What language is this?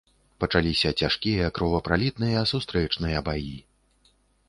Belarusian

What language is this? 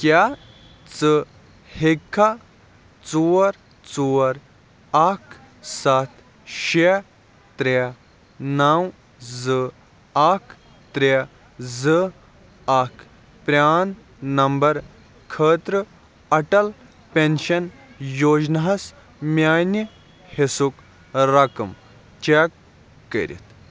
Kashmiri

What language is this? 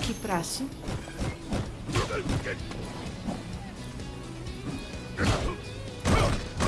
Portuguese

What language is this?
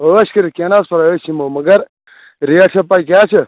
Kashmiri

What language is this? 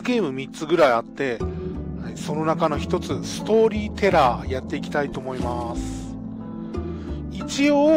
Japanese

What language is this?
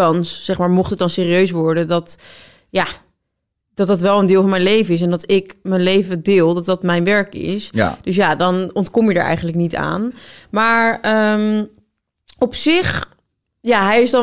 Dutch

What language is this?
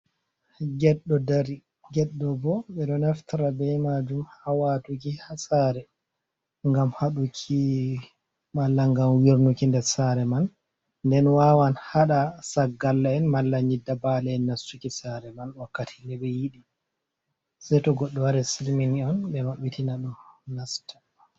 Fula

